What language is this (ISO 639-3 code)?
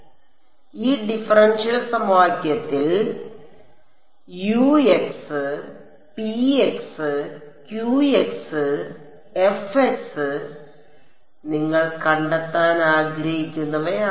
mal